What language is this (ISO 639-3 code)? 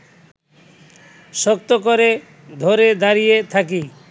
ben